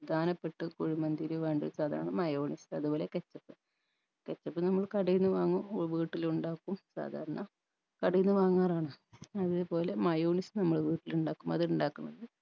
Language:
Malayalam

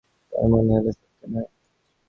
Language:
Bangla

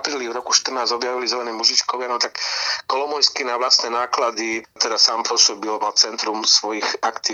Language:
Slovak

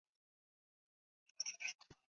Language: Chinese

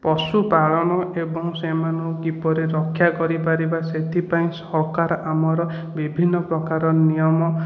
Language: Odia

